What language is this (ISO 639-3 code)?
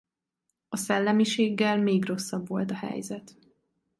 hun